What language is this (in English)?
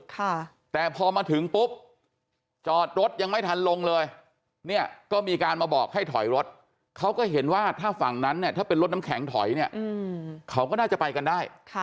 Thai